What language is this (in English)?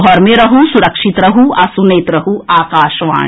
Maithili